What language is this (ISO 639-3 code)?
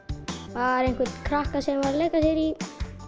isl